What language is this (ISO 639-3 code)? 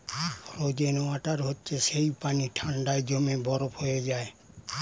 ben